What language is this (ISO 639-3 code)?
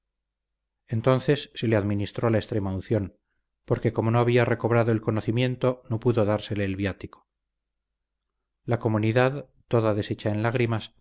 spa